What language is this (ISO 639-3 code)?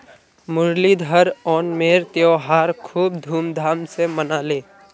mag